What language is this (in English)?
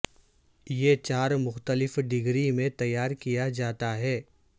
Urdu